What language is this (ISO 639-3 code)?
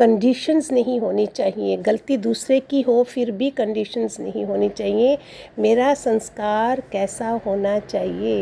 hin